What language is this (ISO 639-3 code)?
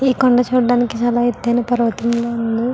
tel